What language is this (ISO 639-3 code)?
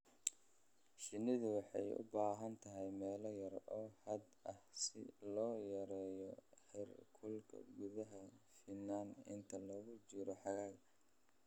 som